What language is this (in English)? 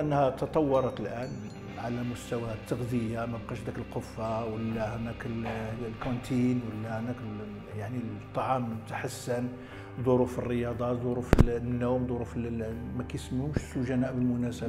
Arabic